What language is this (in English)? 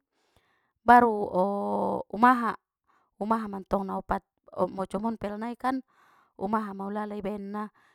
Batak Mandailing